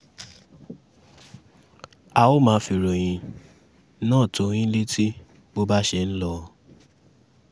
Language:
Yoruba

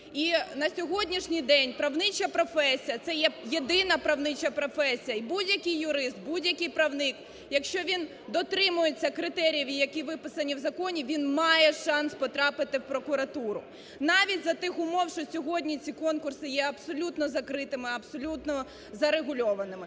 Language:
Ukrainian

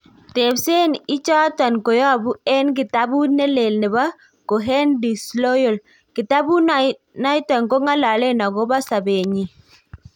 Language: Kalenjin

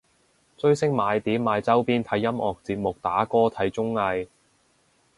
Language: Cantonese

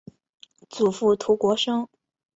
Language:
Chinese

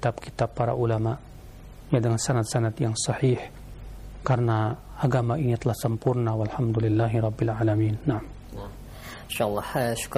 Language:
Indonesian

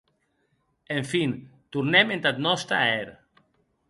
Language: Occitan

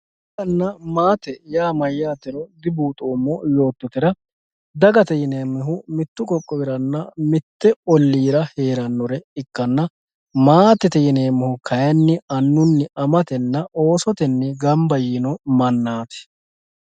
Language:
Sidamo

